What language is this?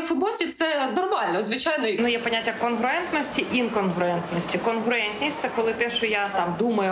Ukrainian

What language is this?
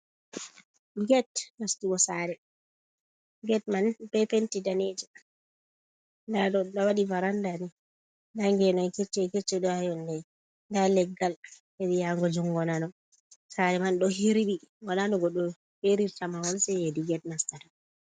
Fula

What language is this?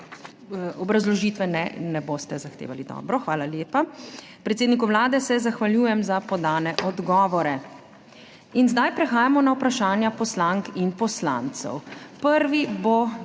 Slovenian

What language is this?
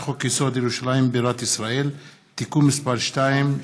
Hebrew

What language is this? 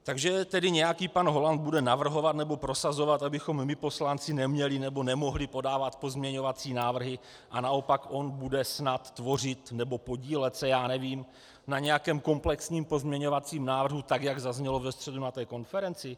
Czech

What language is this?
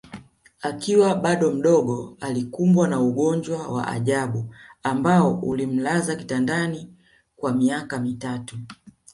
Swahili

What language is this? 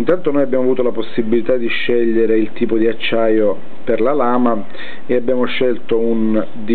Italian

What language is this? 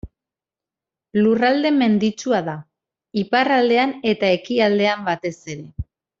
Basque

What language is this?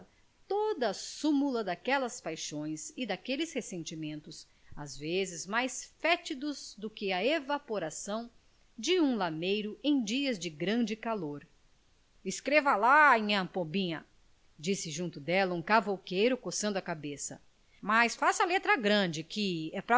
Portuguese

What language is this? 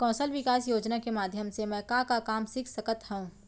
Chhattisgarhi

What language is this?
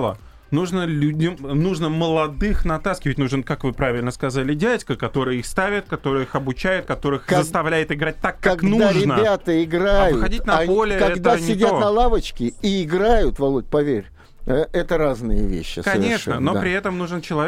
Russian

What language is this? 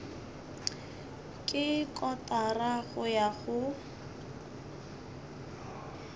Northern Sotho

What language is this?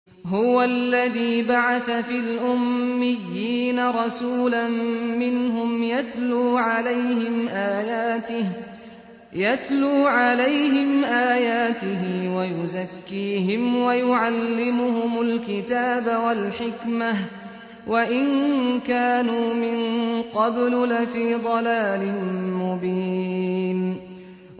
Arabic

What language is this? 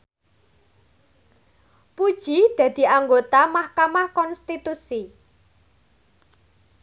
Javanese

